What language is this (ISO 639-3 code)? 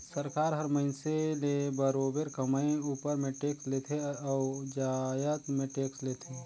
hne